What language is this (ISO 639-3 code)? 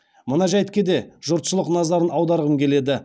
kaz